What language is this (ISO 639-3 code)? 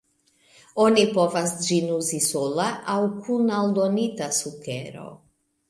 epo